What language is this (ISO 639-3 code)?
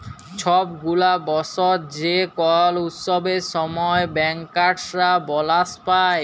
ben